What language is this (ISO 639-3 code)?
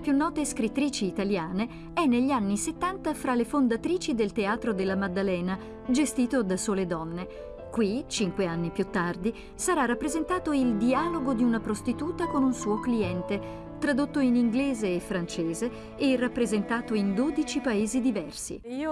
ita